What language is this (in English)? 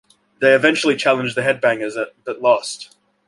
English